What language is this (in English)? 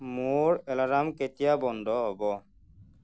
Assamese